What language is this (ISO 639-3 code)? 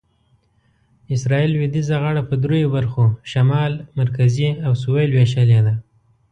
pus